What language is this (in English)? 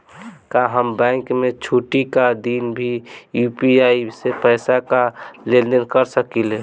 Bhojpuri